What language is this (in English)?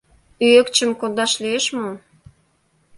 Mari